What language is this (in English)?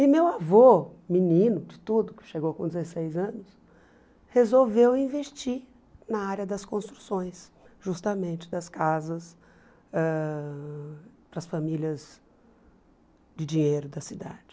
Portuguese